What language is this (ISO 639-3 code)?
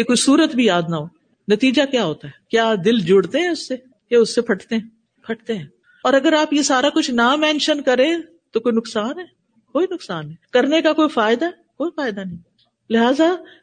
urd